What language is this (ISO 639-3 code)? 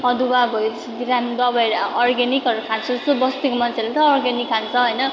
nep